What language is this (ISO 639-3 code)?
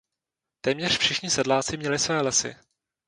ces